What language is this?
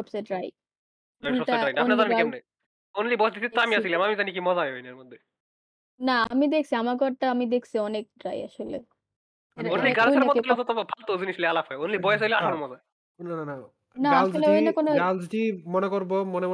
Bangla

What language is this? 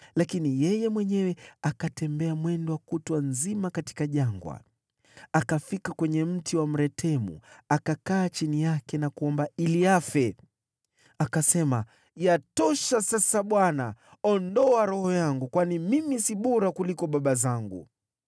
Swahili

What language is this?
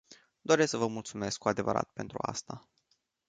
Romanian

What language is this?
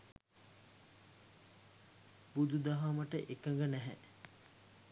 Sinhala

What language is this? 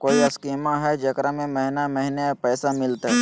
Magahi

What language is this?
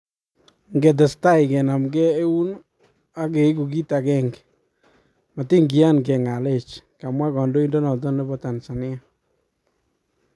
Kalenjin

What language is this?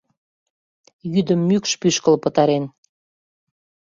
Mari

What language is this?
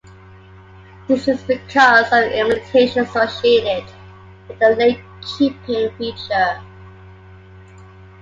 English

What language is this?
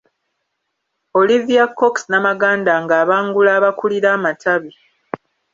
Ganda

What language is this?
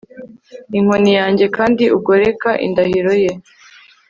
Kinyarwanda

